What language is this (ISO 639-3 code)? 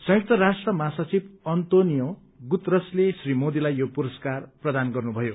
nep